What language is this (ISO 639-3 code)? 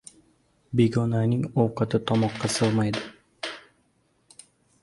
uzb